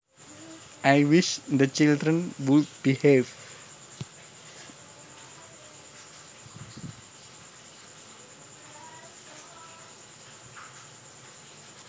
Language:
Javanese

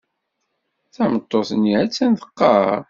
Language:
Kabyle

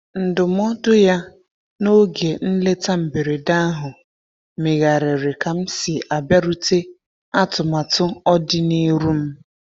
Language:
Igbo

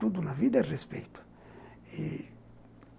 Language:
Portuguese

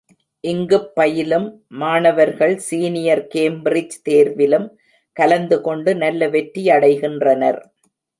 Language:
Tamil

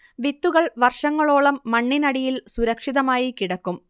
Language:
Malayalam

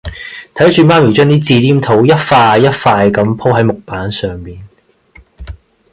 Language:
Cantonese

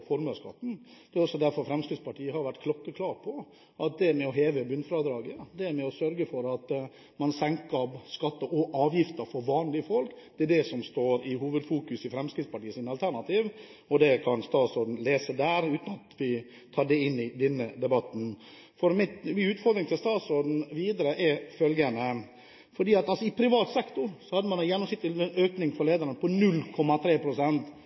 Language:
Norwegian Bokmål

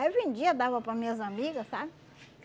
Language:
Portuguese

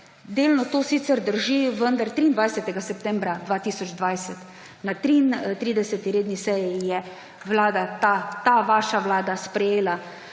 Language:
Slovenian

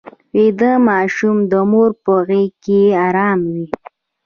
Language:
Pashto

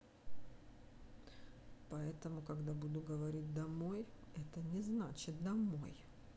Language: Russian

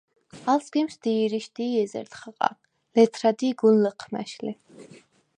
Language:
Svan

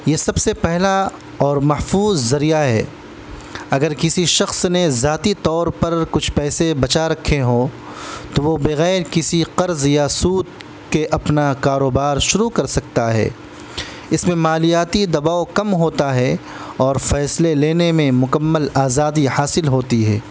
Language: Urdu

